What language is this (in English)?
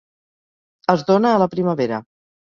Catalan